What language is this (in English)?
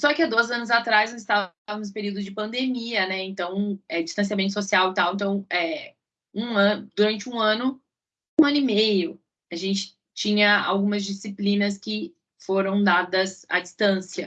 Portuguese